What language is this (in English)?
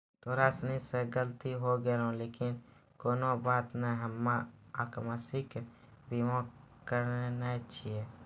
Maithili